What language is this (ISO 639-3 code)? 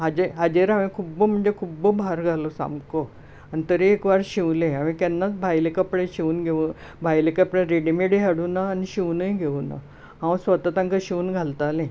kok